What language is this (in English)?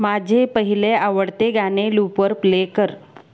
Marathi